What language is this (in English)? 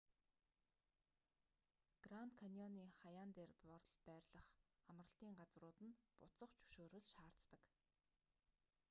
Mongolian